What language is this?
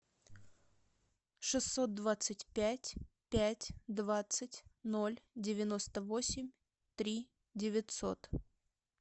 Russian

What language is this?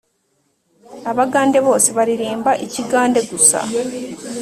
Kinyarwanda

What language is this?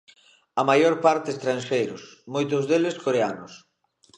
Galician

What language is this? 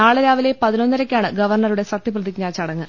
Malayalam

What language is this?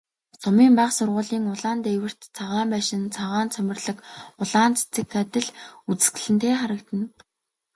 Mongolian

